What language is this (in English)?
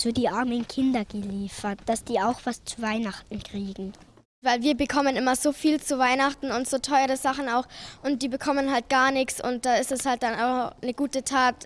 German